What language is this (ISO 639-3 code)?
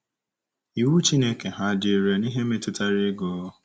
ibo